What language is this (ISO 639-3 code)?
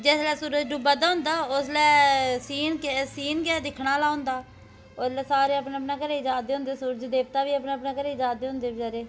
doi